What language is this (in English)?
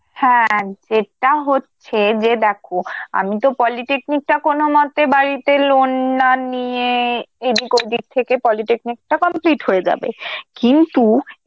Bangla